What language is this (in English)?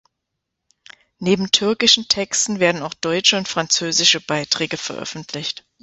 German